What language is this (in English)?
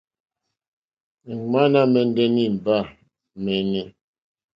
Mokpwe